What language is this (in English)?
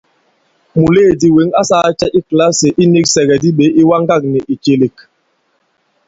Bankon